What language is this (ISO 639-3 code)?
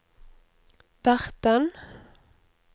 nor